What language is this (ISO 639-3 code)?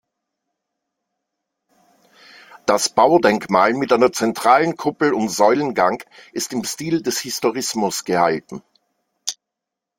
deu